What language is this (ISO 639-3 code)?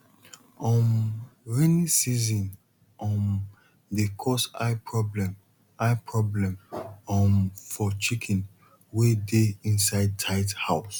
pcm